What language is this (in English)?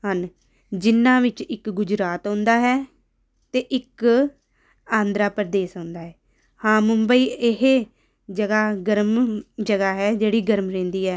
Punjabi